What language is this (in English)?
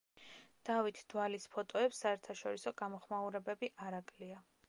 Georgian